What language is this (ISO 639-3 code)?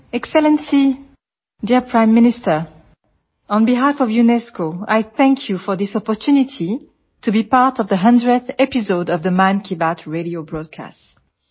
guj